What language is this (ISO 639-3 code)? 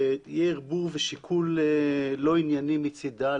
heb